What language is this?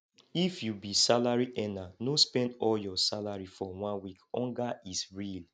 Nigerian Pidgin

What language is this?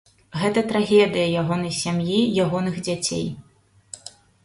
Belarusian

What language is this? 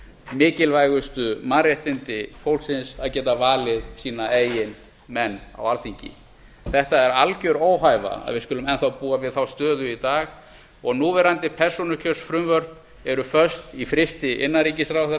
Icelandic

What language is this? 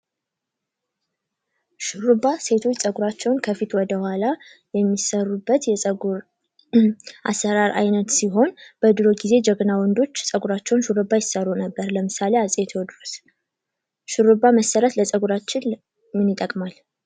Amharic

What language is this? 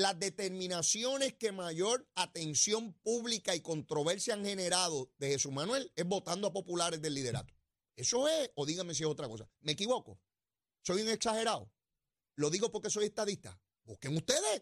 Spanish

